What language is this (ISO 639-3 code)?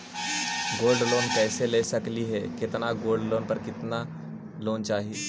mag